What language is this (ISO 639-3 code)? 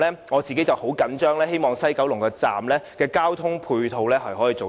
yue